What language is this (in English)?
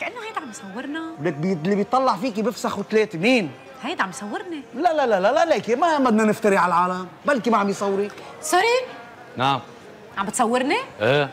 Arabic